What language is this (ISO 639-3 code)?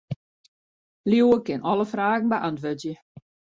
fry